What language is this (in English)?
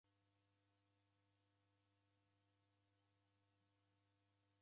Taita